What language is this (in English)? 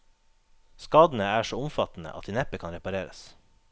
Norwegian